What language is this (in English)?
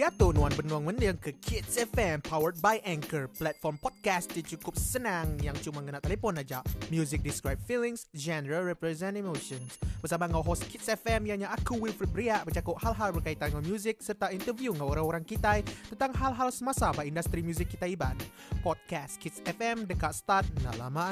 Malay